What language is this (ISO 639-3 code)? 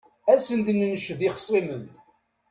kab